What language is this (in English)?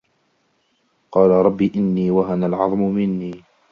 Arabic